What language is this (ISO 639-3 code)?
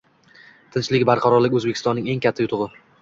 uzb